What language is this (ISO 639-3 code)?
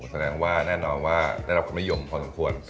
tha